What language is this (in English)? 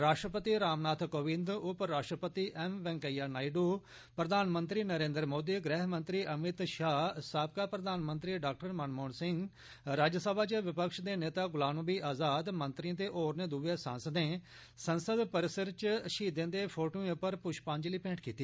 Dogri